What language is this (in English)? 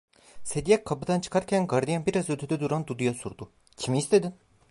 Turkish